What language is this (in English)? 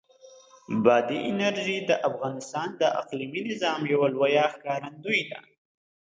Pashto